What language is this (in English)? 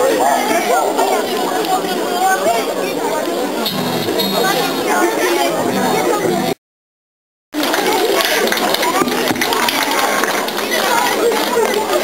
Ukrainian